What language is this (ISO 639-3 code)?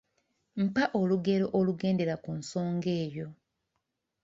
lug